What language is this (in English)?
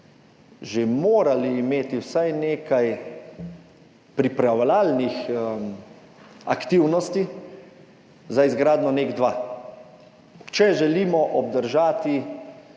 Slovenian